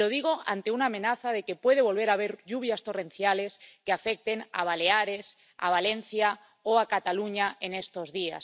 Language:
Spanish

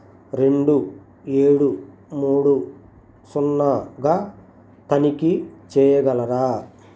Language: Telugu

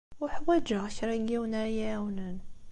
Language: Kabyle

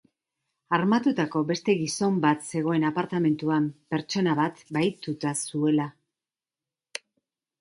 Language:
Basque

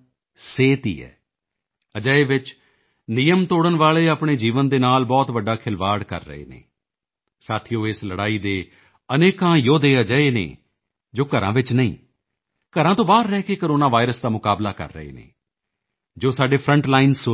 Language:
Punjabi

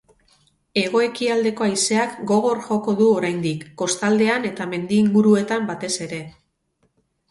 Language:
Basque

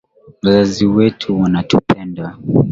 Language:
Swahili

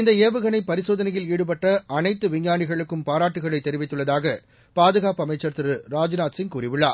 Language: Tamil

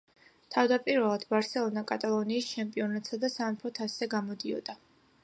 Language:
Georgian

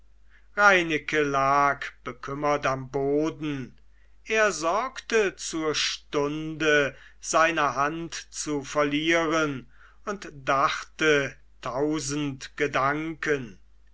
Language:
German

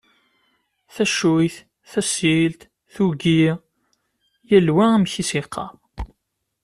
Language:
Kabyle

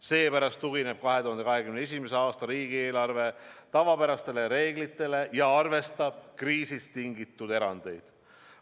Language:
Estonian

